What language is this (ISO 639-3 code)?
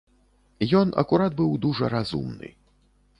bel